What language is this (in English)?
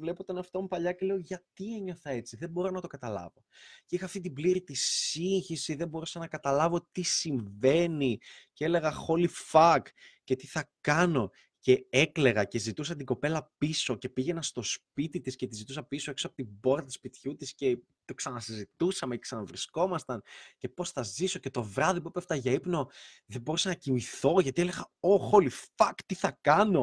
Greek